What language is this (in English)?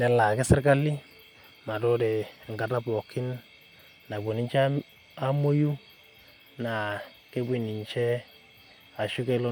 Masai